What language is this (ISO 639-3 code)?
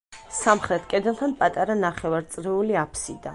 kat